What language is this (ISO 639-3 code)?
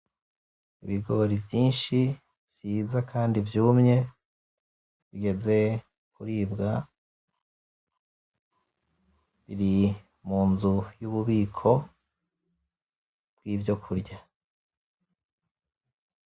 run